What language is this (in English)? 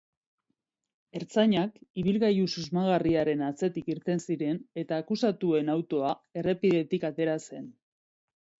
Basque